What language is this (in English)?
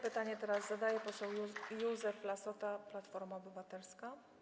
Polish